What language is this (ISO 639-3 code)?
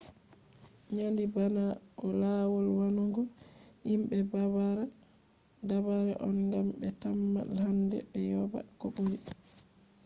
ful